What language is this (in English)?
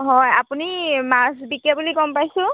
Assamese